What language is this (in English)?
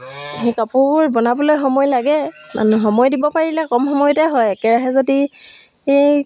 Assamese